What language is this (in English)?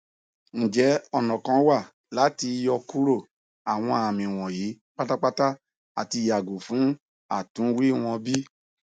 Yoruba